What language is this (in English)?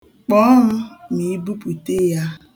Igbo